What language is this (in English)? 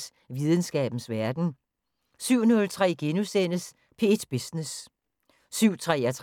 Danish